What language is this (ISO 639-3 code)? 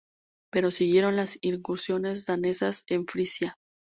spa